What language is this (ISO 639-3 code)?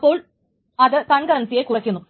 mal